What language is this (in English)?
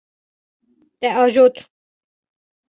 Kurdish